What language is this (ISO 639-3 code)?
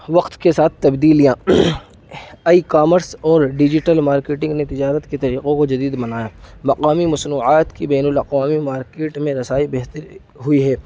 urd